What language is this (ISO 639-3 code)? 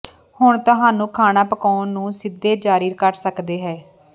pan